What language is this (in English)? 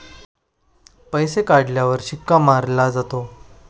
Marathi